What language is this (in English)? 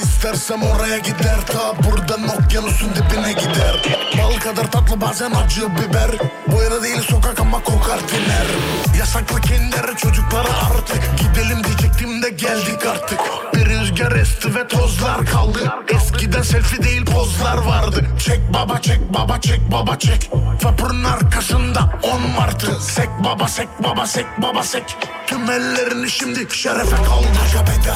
Turkish